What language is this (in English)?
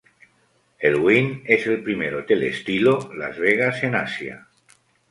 Spanish